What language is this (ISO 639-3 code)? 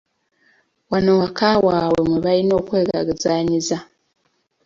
lug